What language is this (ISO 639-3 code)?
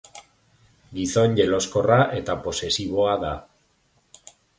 eus